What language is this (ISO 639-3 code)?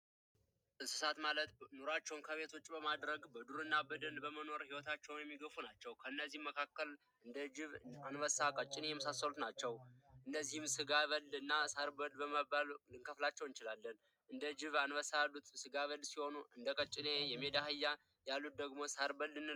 amh